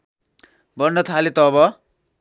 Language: Nepali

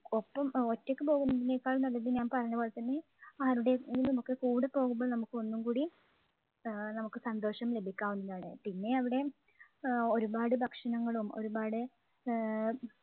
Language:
Malayalam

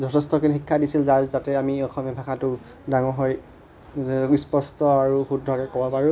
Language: Assamese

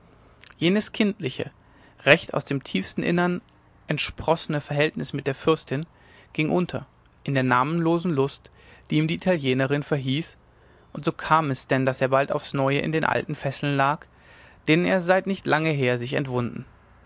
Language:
German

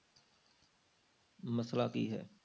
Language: Punjabi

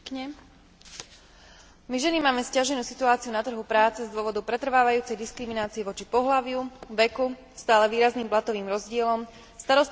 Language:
Slovak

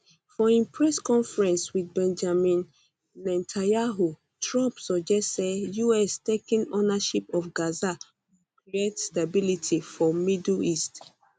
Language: Nigerian Pidgin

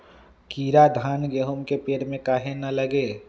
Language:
Magahi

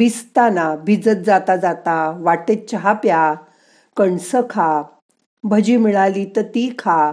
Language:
Marathi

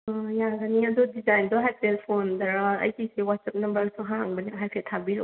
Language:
Manipuri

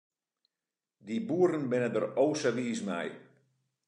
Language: Western Frisian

